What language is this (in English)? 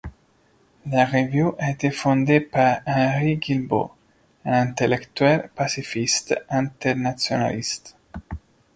French